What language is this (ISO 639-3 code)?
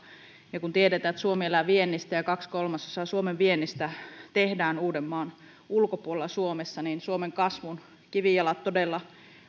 fin